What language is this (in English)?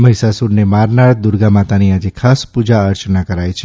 Gujarati